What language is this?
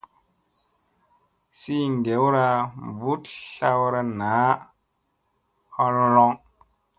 Musey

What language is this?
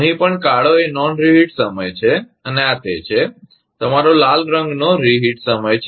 Gujarati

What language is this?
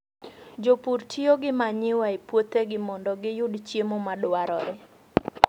Luo (Kenya and Tanzania)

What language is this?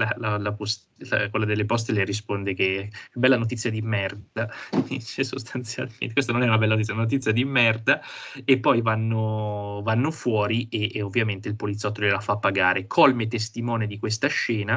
Italian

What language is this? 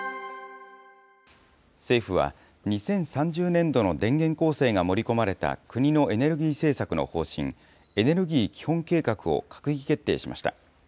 Japanese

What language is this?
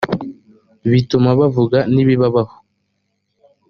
Kinyarwanda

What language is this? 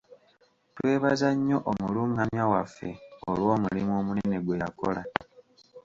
Ganda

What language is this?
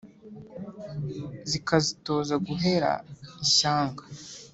Kinyarwanda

